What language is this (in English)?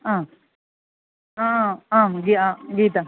Sanskrit